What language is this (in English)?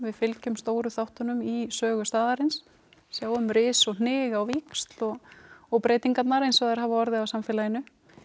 Icelandic